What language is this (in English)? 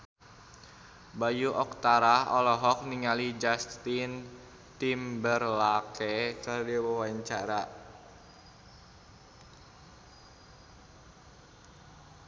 Sundanese